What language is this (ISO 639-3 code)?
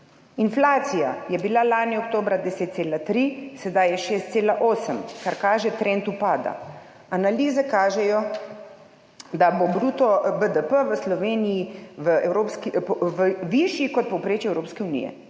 slv